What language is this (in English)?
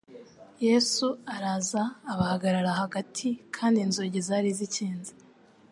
Kinyarwanda